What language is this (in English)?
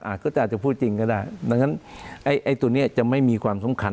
Thai